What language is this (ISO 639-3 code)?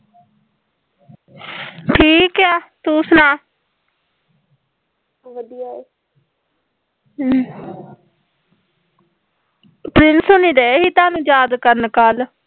pan